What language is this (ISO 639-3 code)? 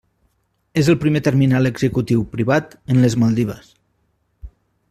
cat